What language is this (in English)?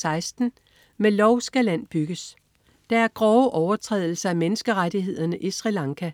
Danish